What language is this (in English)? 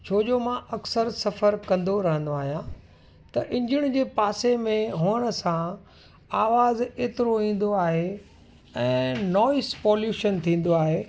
Sindhi